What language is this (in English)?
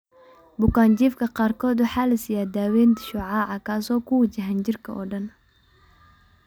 Somali